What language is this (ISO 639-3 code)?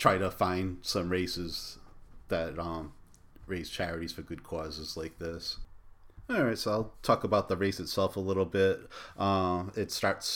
eng